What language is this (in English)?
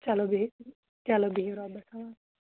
Kashmiri